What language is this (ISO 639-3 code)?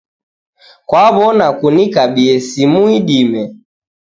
dav